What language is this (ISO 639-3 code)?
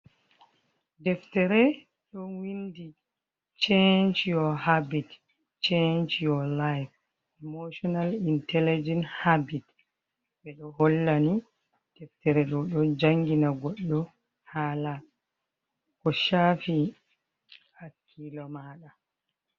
ful